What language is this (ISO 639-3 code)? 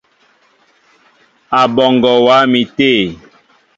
mbo